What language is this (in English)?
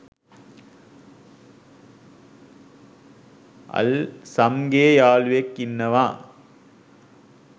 Sinhala